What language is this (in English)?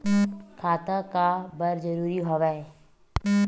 Chhattisgarhi